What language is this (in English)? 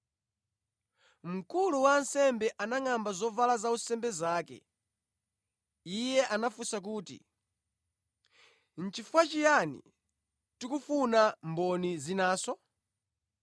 Nyanja